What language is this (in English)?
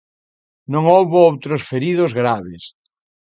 Galician